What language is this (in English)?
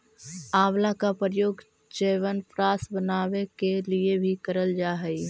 Magahi